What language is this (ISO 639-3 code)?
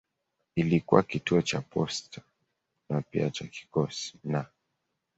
swa